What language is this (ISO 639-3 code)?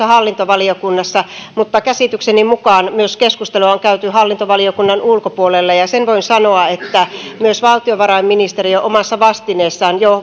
fin